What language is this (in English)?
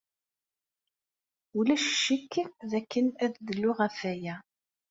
Kabyle